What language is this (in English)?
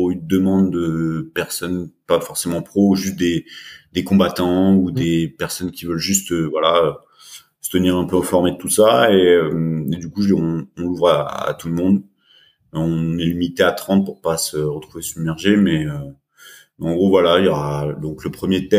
French